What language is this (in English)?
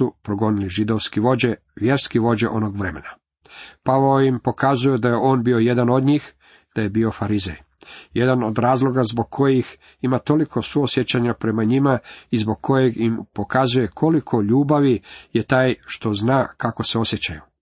Croatian